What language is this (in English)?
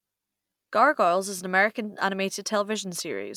English